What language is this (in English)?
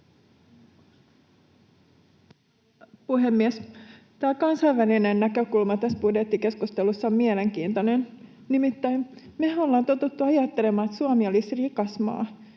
Finnish